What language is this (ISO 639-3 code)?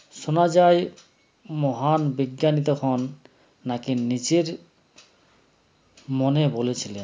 ben